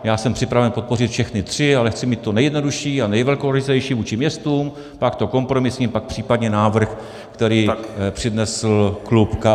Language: Czech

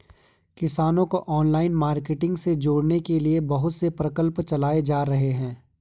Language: Hindi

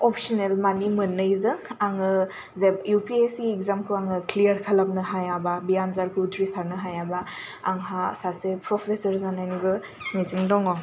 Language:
Bodo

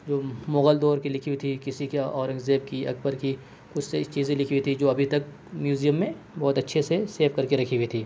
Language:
Urdu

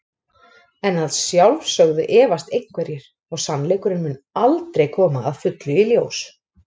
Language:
Icelandic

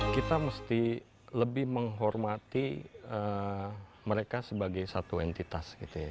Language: Indonesian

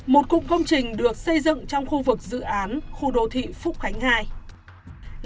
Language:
Vietnamese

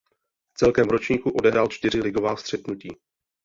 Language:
Czech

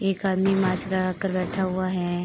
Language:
Hindi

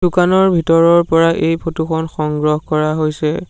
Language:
Assamese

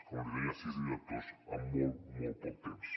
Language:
Catalan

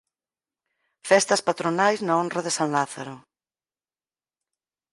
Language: Galician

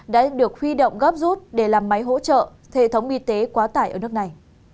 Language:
Vietnamese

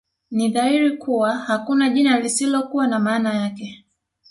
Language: Swahili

